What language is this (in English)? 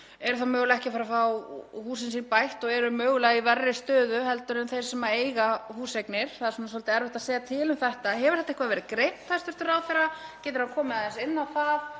Icelandic